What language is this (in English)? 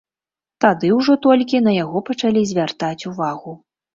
Belarusian